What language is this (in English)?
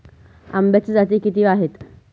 Marathi